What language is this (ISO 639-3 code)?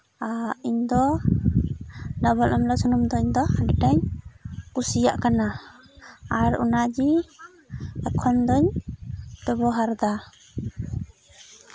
sat